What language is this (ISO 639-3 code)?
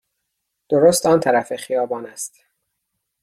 fas